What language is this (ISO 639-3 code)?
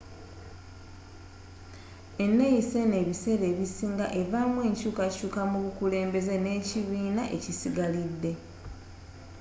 lug